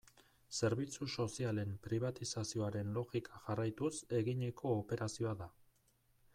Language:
Basque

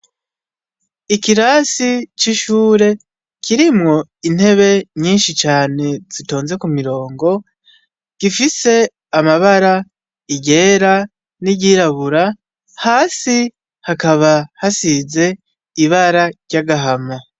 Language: Rundi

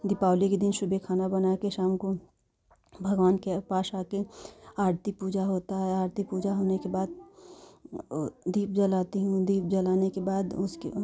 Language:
Hindi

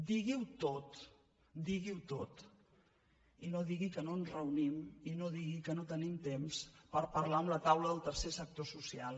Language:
Catalan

